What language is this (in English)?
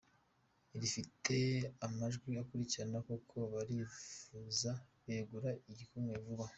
Kinyarwanda